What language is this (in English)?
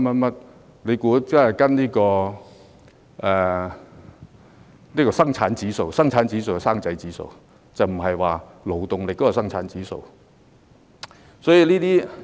Cantonese